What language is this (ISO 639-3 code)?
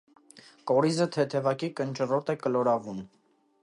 hye